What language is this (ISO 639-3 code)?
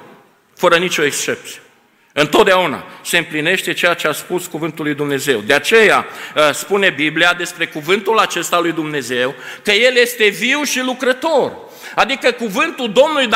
ron